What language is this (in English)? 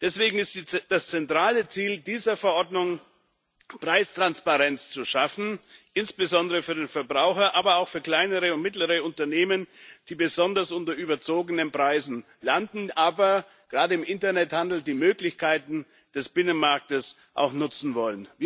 German